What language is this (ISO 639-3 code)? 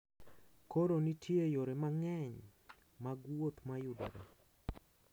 luo